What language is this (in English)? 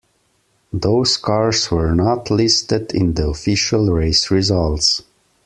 English